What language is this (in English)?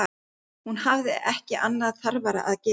Icelandic